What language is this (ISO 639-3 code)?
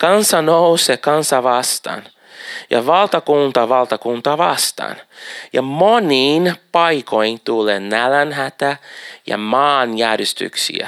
fin